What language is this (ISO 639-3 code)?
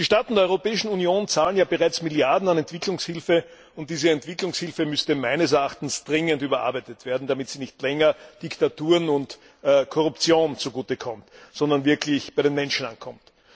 deu